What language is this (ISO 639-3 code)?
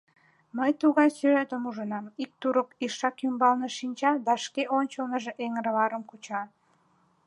chm